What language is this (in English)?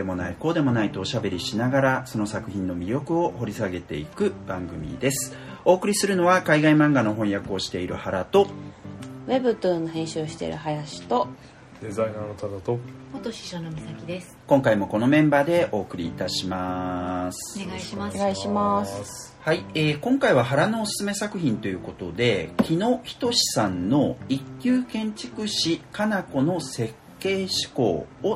Japanese